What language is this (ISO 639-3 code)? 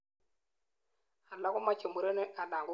kln